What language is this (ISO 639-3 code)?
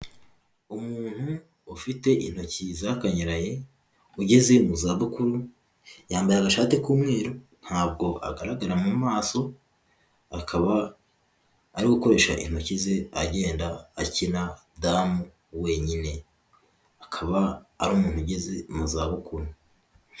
kin